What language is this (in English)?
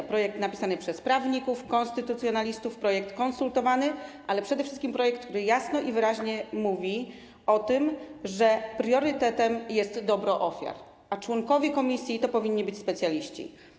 Polish